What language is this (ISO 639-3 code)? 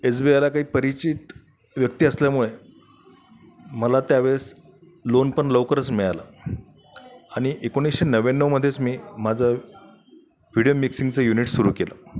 mar